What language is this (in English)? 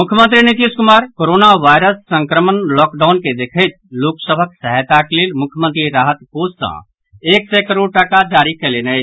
Maithili